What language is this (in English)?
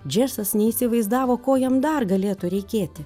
Lithuanian